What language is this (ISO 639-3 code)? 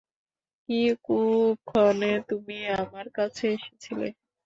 ben